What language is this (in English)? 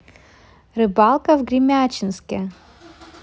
Russian